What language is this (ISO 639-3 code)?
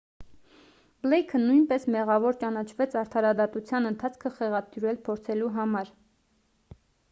hye